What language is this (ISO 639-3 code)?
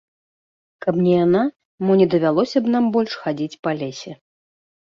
bel